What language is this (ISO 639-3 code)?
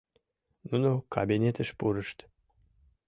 chm